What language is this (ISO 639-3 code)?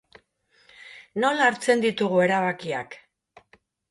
eus